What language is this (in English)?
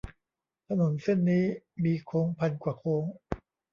Thai